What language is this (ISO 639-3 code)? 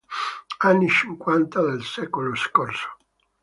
ita